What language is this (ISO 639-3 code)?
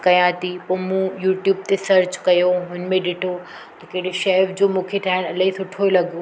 snd